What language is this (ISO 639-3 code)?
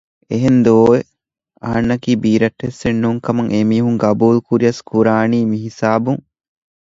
div